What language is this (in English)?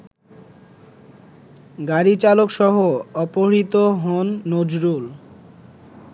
Bangla